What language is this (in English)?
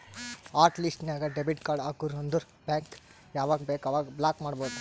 Kannada